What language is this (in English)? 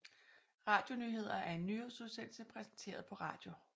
Danish